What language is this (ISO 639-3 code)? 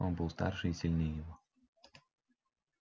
rus